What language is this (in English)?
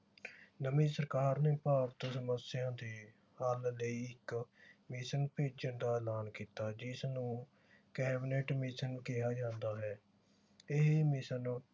Punjabi